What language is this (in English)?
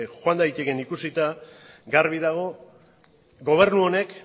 Basque